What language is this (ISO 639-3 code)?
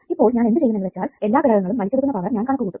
mal